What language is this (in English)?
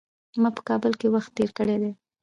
Pashto